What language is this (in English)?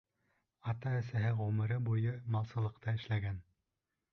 Bashkir